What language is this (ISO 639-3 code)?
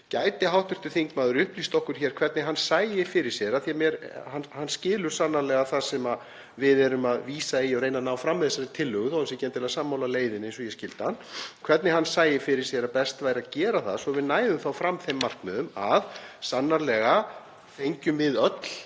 isl